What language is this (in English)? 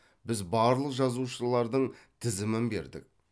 Kazakh